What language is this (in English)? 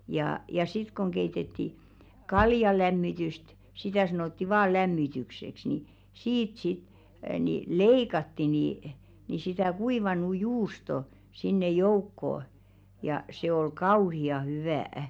Finnish